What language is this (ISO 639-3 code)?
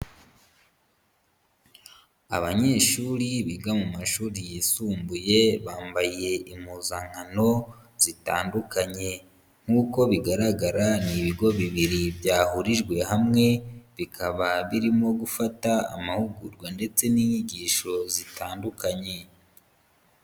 kin